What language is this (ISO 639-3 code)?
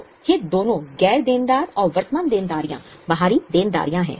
hin